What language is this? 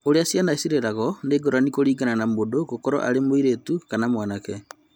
Kikuyu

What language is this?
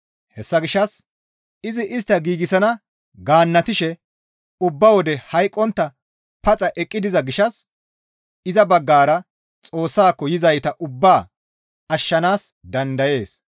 Gamo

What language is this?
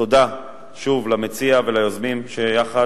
Hebrew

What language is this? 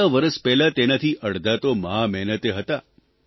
Gujarati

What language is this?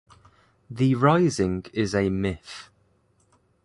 English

